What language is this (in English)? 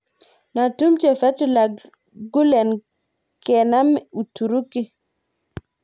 Kalenjin